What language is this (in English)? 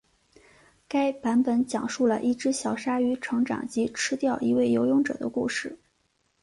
Chinese